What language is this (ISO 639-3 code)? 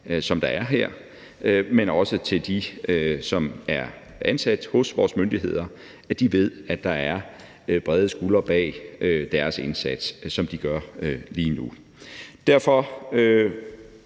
dan